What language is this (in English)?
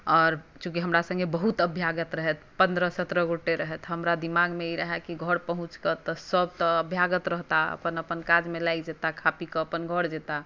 Maithili